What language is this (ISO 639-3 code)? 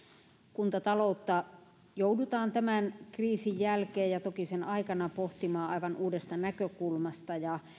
fin